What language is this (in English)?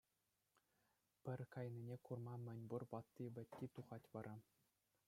Chuvash